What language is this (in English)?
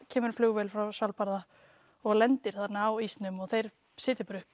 Icelandic